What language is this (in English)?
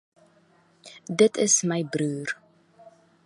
Afrikaans